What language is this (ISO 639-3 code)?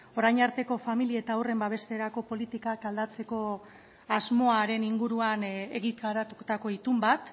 eus